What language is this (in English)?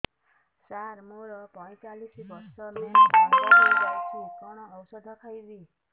Odia